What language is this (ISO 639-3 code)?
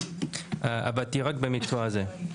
heb